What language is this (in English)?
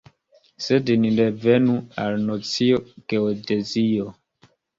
Esperanto